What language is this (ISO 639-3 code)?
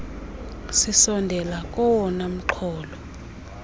xho